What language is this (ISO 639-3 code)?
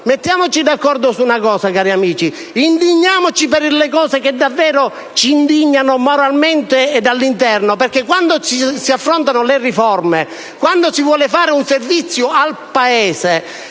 ita